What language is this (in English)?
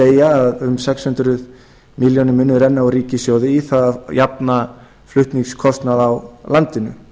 Icelandic